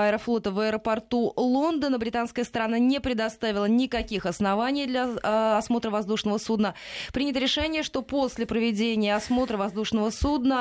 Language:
Russian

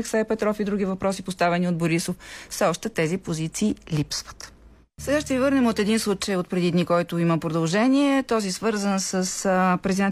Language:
Bulgarian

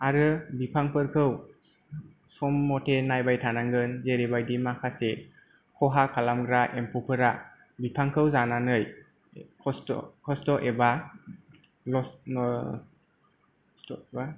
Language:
Bodo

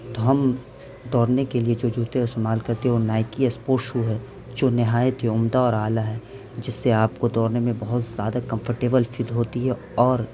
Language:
Urdu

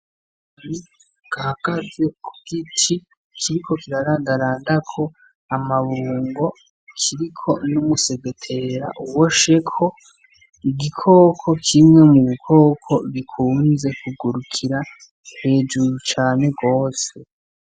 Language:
Rundi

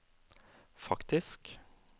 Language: Norwegian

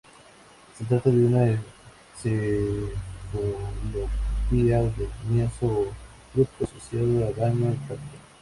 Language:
Spanish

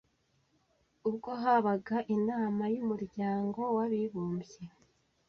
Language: Kinyarwanda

